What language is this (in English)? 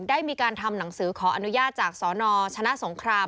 Thai